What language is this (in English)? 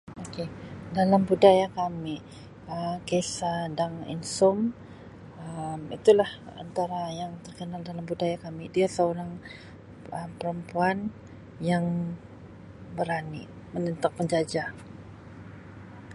Sabah Malay